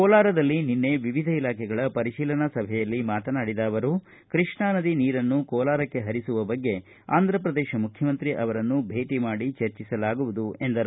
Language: Kannada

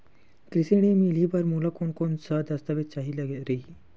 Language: Chhattisgarhi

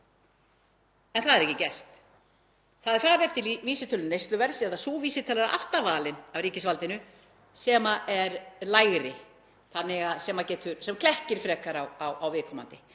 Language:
Icelandic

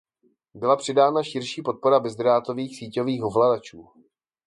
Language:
Czech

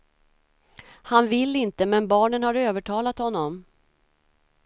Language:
Swedish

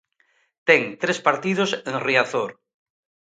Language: Galician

